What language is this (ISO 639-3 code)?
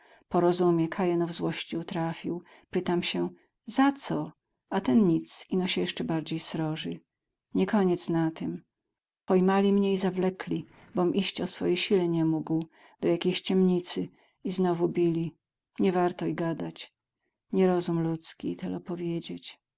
pol